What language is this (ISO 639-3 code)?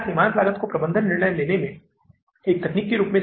hin